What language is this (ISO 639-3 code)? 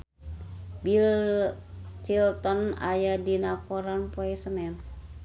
sun